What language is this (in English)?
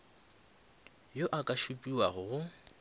Northern Sotho